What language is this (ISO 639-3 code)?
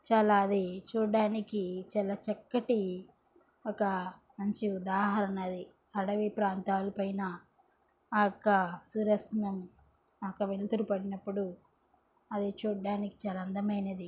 tel